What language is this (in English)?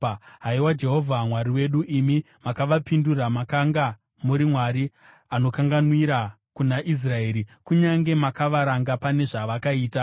Shona